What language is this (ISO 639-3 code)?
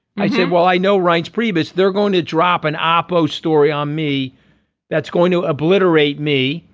eng